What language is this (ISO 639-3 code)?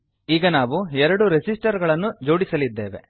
kan